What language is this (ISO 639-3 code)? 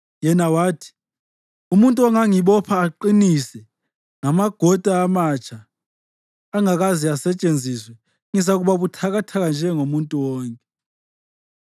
nde